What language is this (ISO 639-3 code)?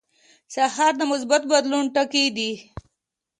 pus